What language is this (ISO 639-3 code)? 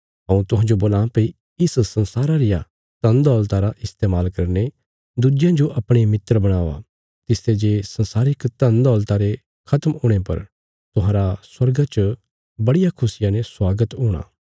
kfs